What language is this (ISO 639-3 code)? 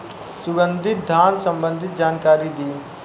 bho